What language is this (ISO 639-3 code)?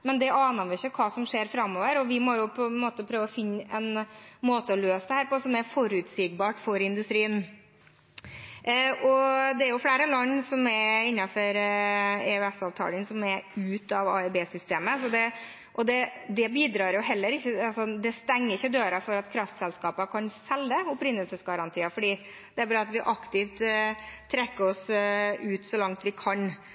nno